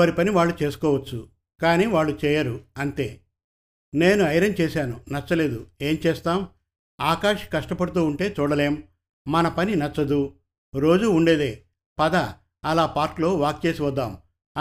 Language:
Telugu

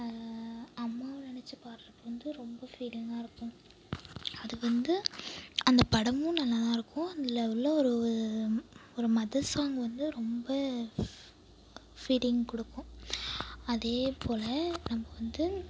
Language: Tamil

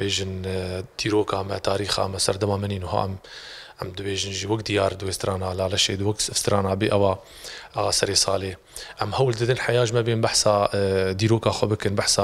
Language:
Arabic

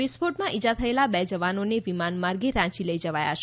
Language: Gujarati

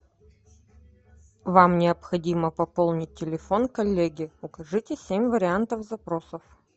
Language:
Russian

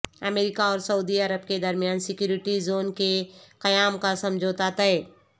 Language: Urdu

